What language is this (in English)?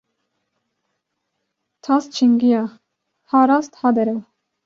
Kurdish